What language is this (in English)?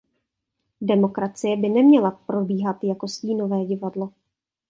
Czech